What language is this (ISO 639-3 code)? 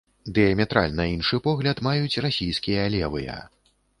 bel